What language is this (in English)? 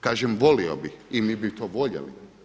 Croatian